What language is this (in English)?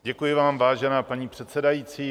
Czech